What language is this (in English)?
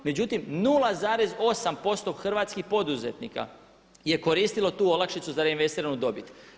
Croatian